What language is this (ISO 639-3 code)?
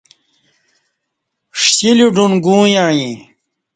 bsh